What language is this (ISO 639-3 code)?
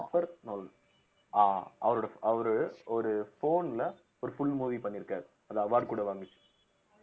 tam